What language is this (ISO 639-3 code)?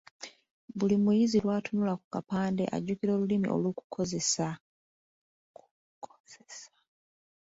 lug